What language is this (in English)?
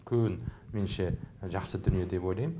Kazakh